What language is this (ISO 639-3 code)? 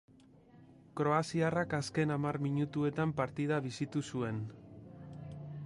eus